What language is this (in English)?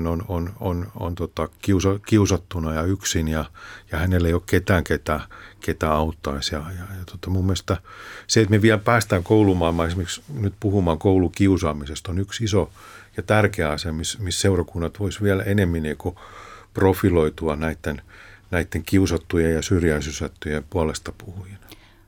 Finnish